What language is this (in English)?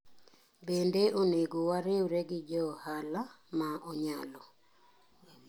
Luo (Kenya and Tanzania)